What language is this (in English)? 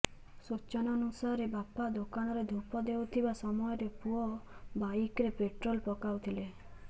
Odia